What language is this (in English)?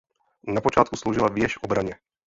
Czech